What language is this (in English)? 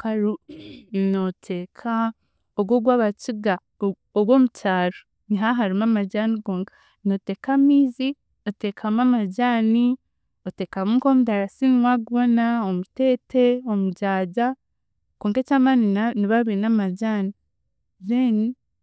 Chiga